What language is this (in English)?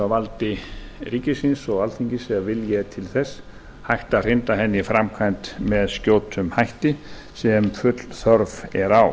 Icelandic